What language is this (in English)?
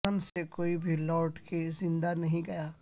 Urdu